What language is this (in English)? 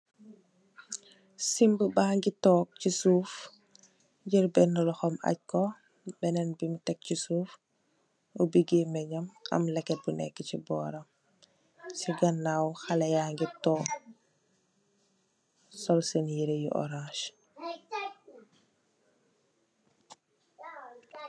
Wolof